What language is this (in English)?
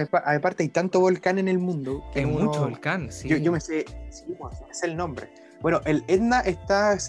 Spanish